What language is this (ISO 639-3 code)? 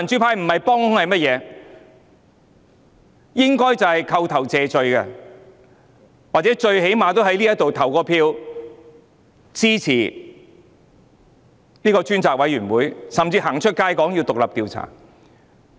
yue